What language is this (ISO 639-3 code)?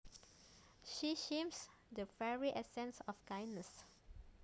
jav